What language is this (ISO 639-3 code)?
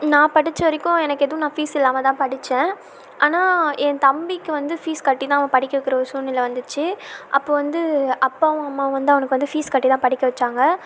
tam